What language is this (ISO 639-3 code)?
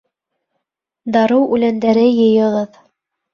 bak